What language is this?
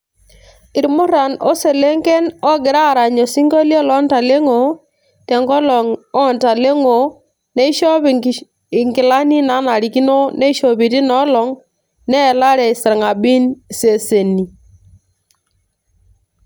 Masai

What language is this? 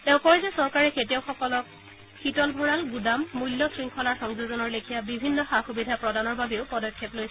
Assamese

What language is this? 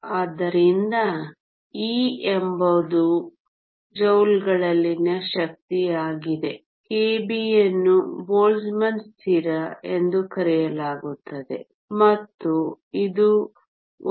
Kannada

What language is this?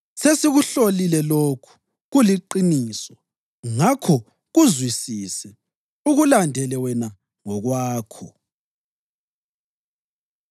North Ndebele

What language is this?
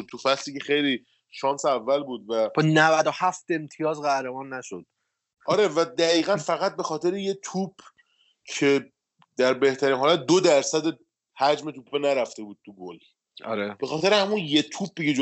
Persian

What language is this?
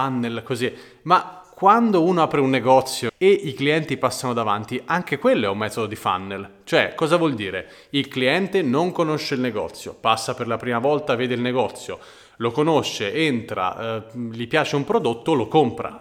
Italian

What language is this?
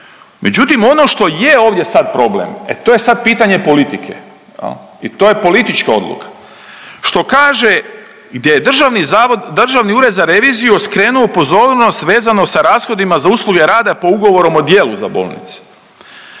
Croatian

